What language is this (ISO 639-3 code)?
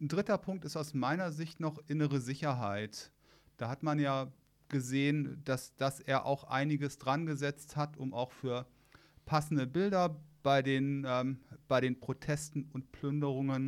deu